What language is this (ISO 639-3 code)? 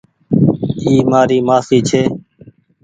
gig